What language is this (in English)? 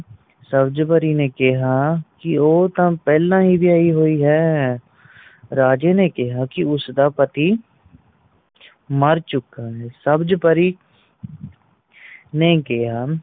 Punjabi